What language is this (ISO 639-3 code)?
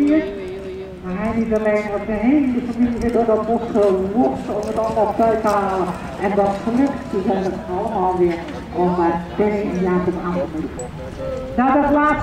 nld